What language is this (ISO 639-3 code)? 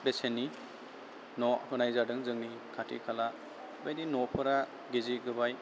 brx